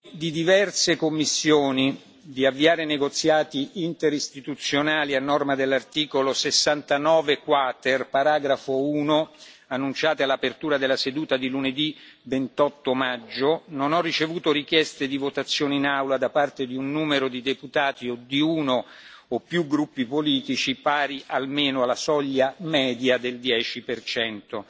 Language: Italian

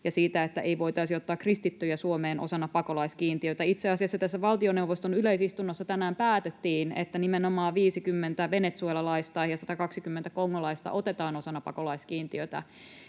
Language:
Finnish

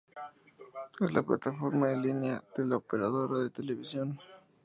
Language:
Spanish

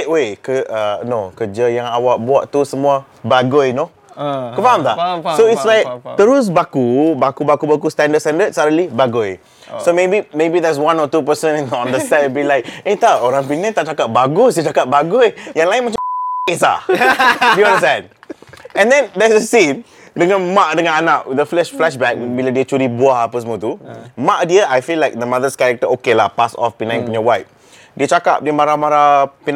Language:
Malay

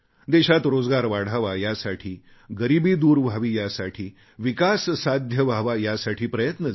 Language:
Marathi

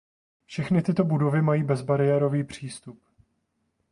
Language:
Czech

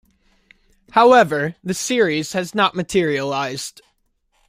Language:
English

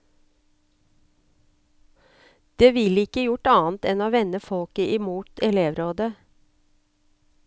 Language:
Norwegian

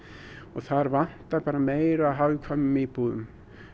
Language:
Icelandic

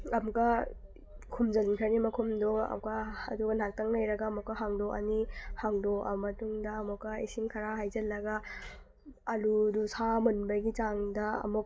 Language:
Manipuri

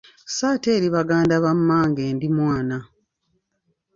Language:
Ganda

